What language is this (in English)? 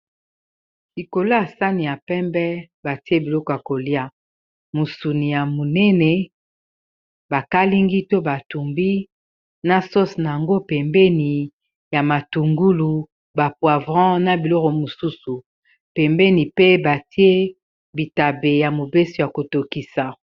Lingala